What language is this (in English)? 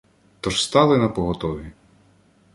Ukrainian